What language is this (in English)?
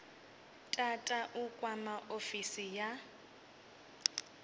Venda